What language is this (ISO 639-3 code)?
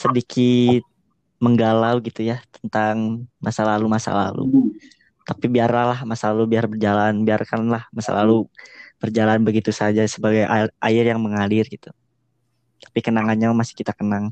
ind